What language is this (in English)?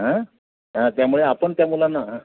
Marathi